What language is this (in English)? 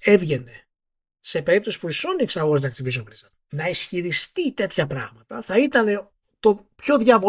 Greek